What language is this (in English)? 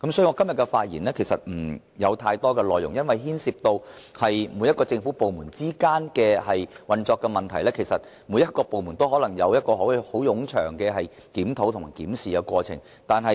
Cantonese